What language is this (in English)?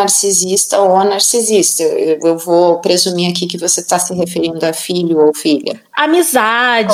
Portuguese